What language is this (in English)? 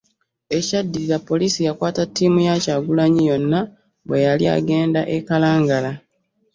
Ganda